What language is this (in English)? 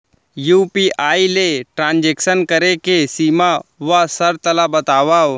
Chhattisgarhi